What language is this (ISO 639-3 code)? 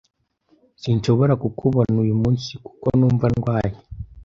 kin